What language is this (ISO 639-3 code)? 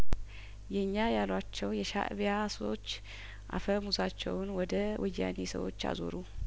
amh